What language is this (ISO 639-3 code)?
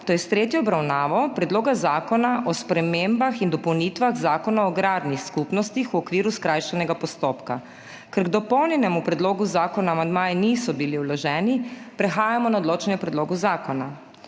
slv